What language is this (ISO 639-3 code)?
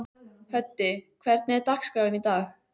isl